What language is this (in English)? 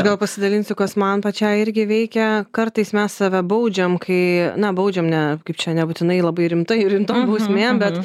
Lithuanian